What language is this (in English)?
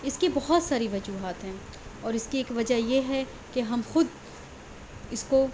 Urdu